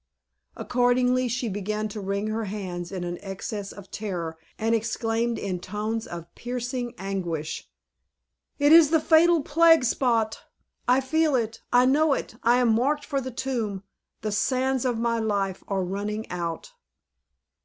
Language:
English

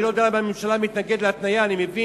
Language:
Hebrew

